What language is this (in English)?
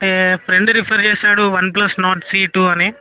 Telugu